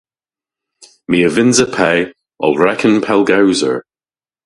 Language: Cornish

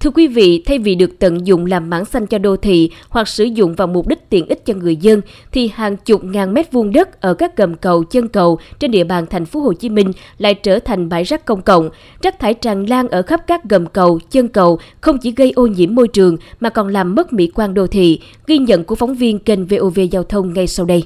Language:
Vietnamese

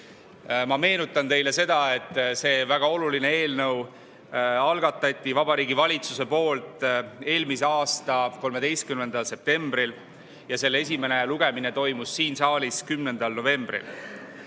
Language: Estonian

